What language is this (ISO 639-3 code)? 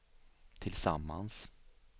swe